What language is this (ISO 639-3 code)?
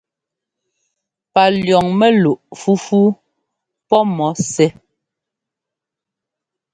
jgo